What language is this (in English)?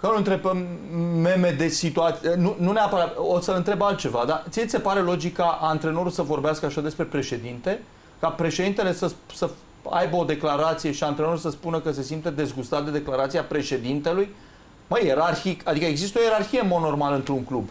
Romanian